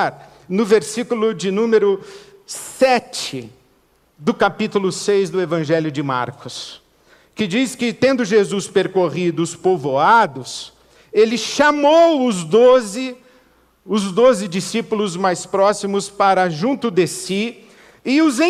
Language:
Portuguese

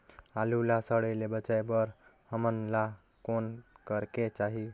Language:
Chhattisgarhi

